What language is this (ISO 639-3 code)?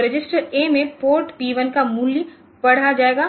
hin